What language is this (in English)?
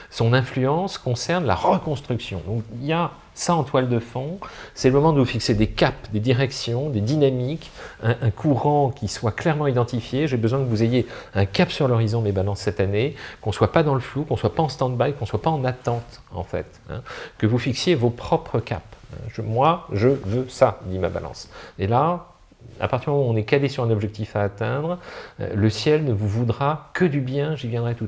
French